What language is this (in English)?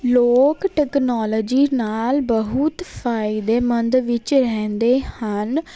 Punjabi